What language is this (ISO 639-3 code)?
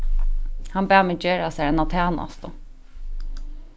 fao